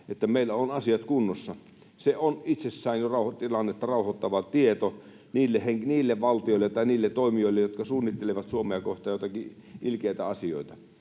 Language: Finnish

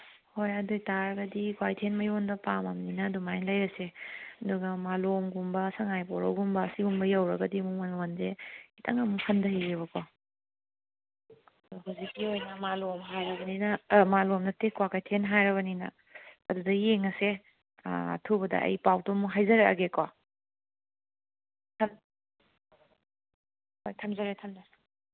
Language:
Manipuri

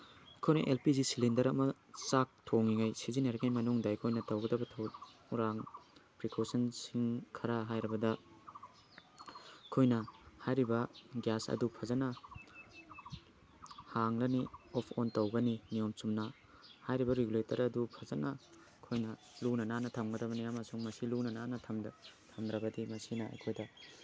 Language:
Manipuri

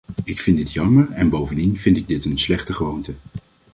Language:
Dutch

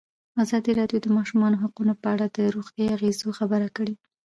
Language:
Pashto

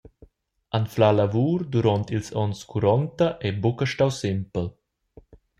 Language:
Romansh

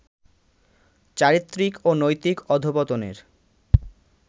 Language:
Bangla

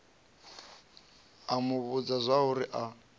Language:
Venda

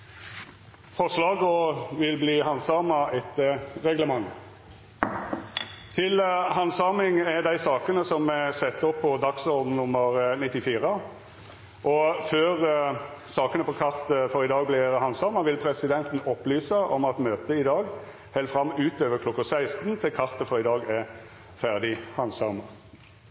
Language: Norwegian Nynorsk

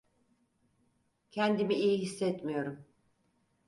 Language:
Turkish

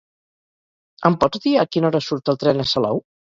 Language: Catalan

